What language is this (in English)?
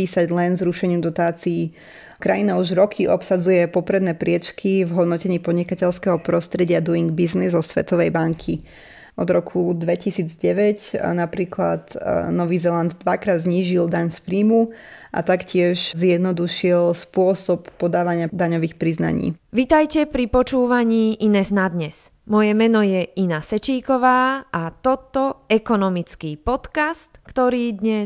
Slovak